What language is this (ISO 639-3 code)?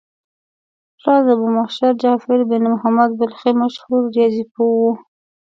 pus